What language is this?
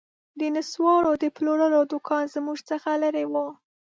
Pashto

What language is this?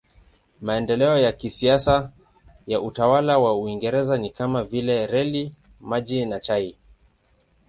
Swahili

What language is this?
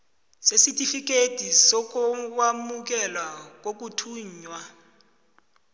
South Ndebele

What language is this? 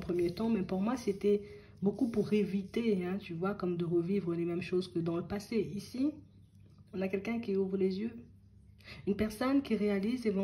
French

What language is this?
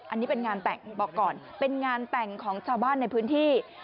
Thai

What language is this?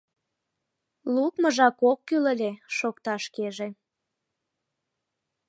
Mari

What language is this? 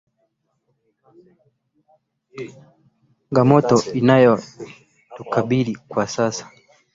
Swahili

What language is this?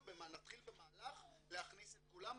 Hebrew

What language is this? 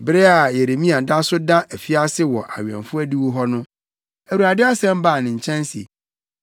Akan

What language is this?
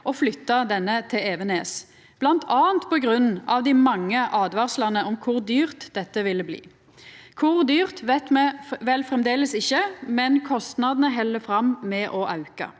Norwegian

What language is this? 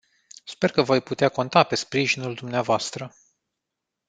Romanian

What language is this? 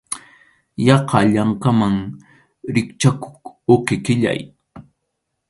Arequipa-La Unión Quechua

